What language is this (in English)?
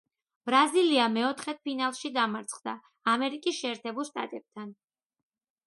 Georgian